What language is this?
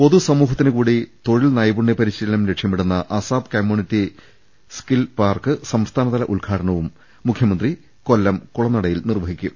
Malayalam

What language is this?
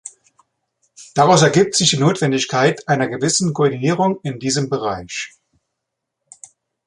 German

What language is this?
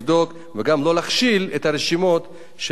Hebrew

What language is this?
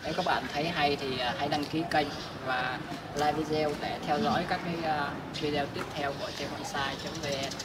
Vietnamese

